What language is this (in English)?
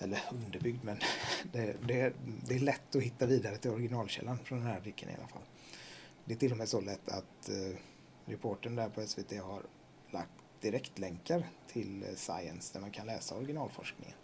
Swedish